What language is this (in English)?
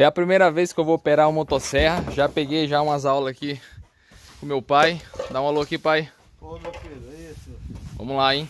Portuguese